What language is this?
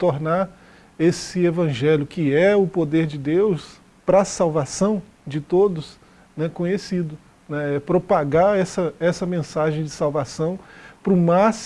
Portuguese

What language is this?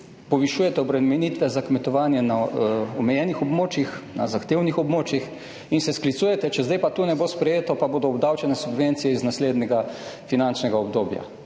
Slovenian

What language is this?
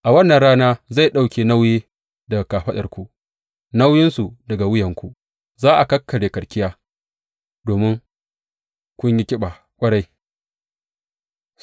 Hausa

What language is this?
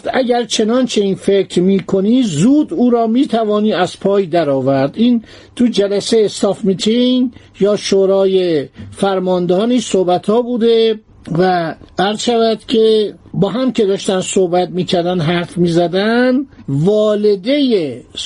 Persian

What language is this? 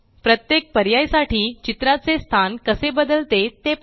Marathi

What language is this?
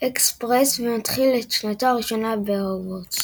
Hebrew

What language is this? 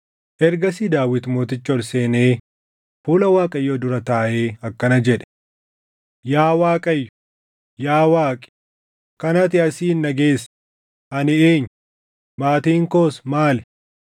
Oromo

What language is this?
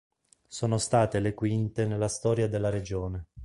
Italian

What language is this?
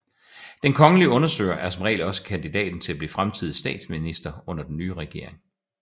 Danish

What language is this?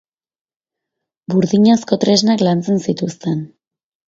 Basque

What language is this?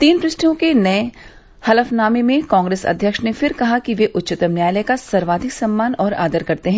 Hindi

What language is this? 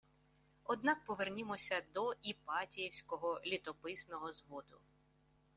Ukrainian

